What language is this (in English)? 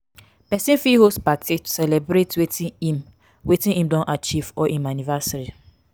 Nigerian Pidgin